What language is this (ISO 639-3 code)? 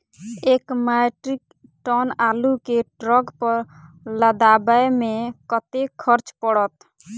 mai